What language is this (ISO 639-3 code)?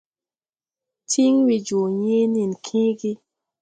tui